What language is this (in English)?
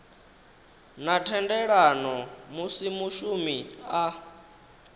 Venda